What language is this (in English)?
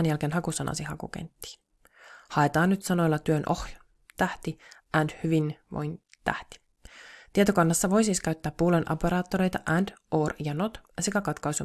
Finnish